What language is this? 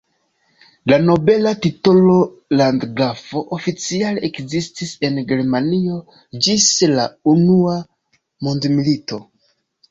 Esperanto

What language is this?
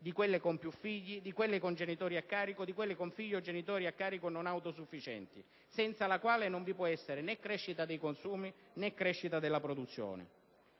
Italian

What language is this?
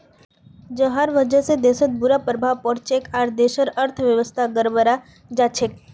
Magahi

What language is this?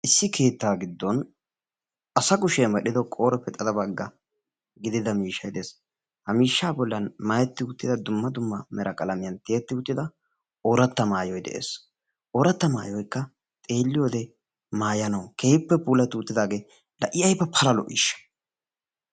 Wolaytta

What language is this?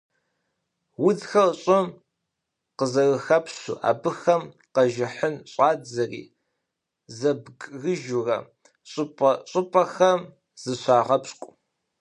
Kabardian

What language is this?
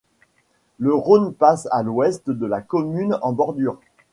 French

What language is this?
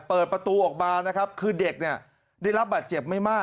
Thai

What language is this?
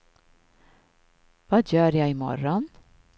Swedish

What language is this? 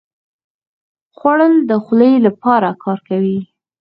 Pashto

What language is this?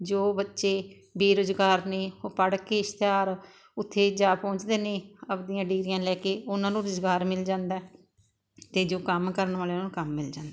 Punjabi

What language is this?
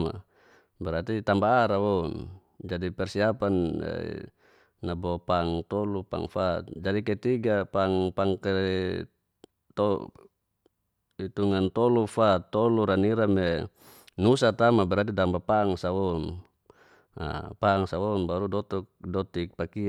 Geser-Gorom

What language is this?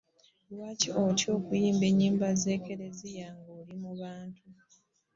Ganda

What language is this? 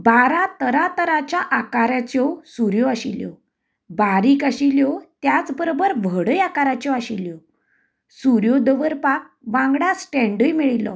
Konkani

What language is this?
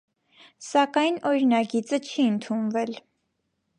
Armenian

